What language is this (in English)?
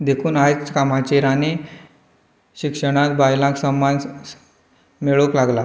Konkani